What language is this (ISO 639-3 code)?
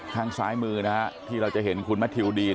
tha